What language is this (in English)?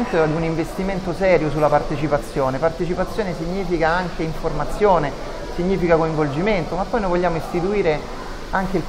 Italian